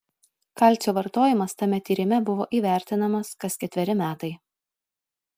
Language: Lithuanian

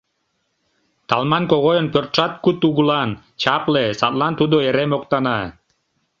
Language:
Mari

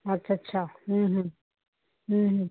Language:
Punjabi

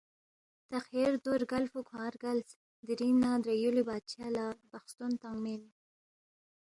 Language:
Balti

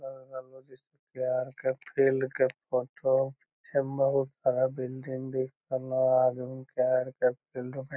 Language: Magahi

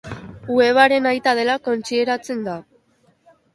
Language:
Basque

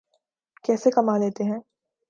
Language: Urdu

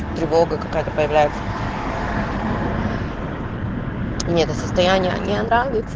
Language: Russian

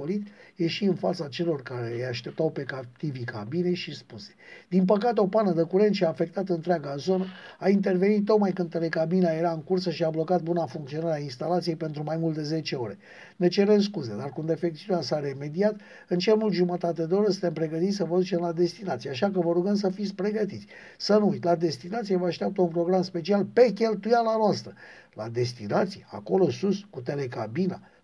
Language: Romanian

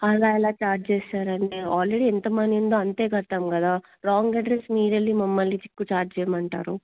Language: Telugu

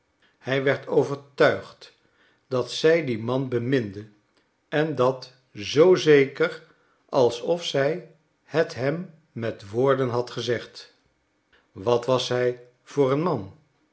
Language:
Dutch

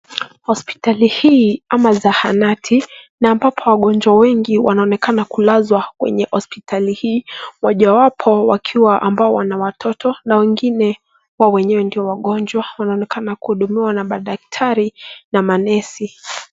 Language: Swahili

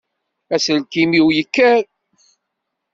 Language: Kabyle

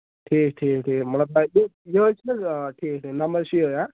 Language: Kashmiri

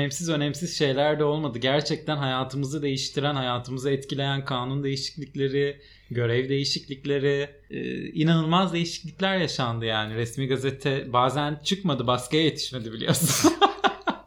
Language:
Turkish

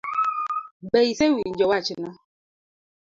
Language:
Luo (Kenya and Tanzania)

